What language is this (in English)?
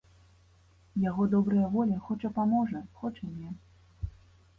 Belarusian